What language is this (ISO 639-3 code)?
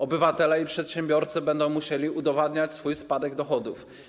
pol